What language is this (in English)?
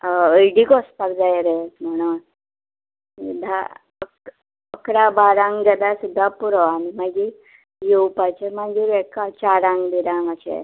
Konkani